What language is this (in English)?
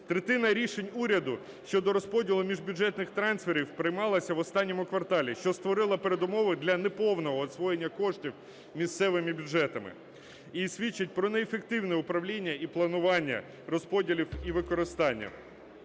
Ukrainian